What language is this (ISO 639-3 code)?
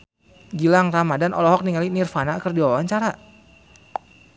sun